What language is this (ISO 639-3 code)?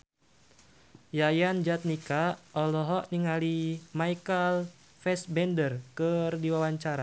sun